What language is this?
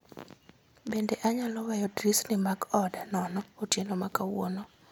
Luo (Kenya and Tanzania)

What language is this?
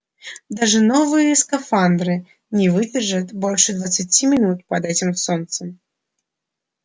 Russian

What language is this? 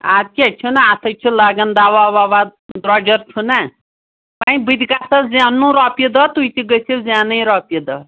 Kashmiri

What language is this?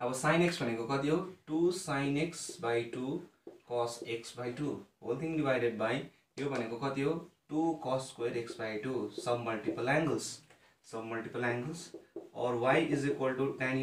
Hindi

